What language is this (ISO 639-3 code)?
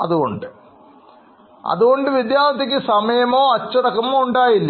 mal